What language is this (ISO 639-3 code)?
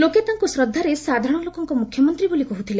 ori